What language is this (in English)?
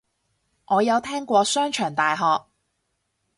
Cantonese